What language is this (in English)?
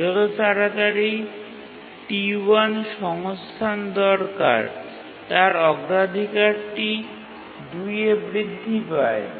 Bangla